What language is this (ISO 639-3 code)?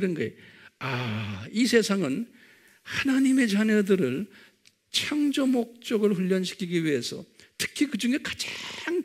kor